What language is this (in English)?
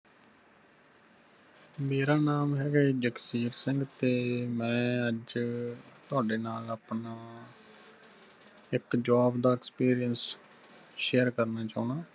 Punjabi